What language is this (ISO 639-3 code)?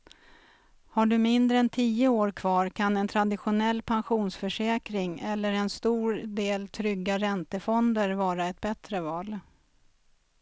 swe